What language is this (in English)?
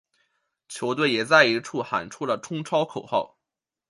Chinese